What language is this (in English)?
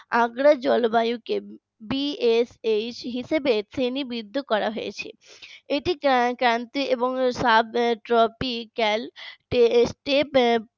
Bangla